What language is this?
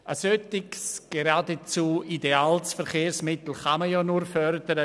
Swiss German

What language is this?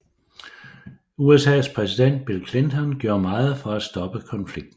Danish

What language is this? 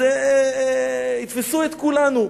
Hebrew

